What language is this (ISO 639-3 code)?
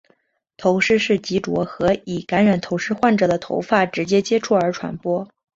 zho